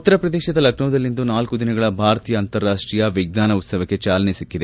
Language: Kannada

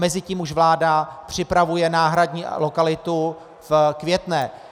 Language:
Czech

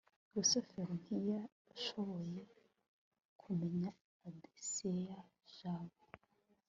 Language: Kinyarwanda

